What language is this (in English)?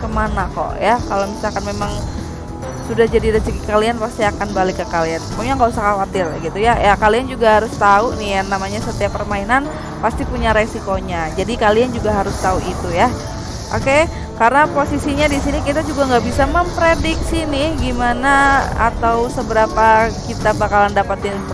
Indonesian